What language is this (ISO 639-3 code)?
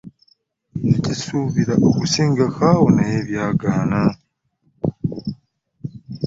lug